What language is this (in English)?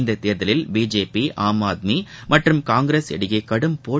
Tamil